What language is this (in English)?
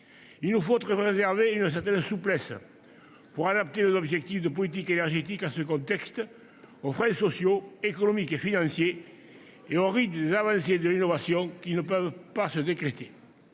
French